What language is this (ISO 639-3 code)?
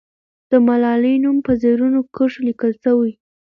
pus